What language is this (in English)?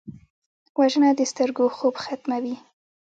Pashto